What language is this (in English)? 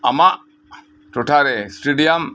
Santali